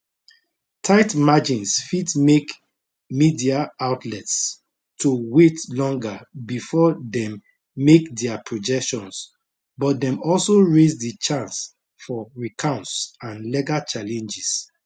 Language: Nigerian Pidgin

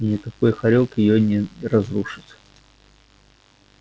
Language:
Russian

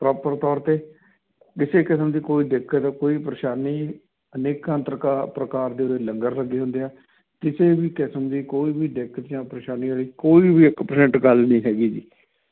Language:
Punjabi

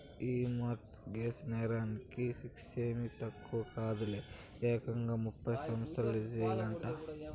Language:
Telugu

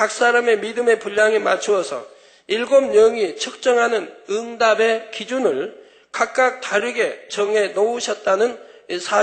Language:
Korean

